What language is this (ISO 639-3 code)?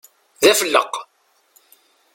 kab